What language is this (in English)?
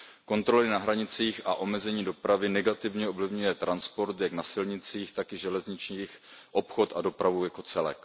Czech